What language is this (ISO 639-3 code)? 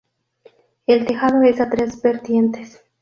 spa